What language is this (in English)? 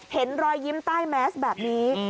Thai